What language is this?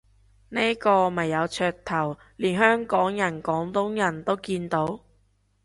Cantonese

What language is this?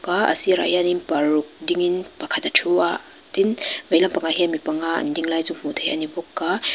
Mizo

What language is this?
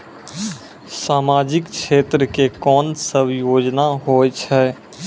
Maithili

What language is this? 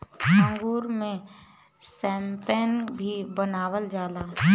Bhojpuri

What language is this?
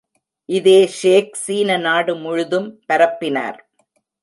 Tamil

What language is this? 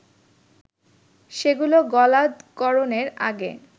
Bangla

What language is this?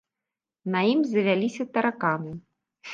Belarusian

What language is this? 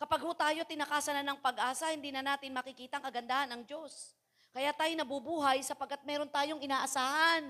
Filipino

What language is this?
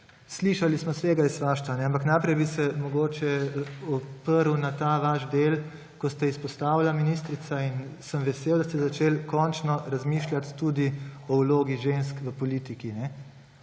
Slovenian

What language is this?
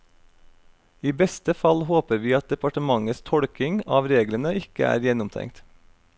Norwegian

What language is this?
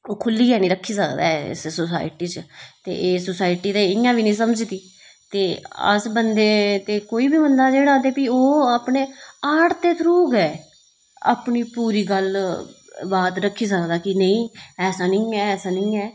Dogri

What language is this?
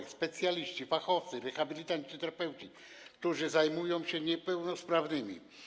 Polish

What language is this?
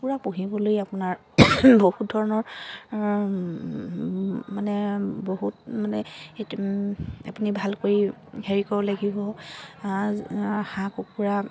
Assamese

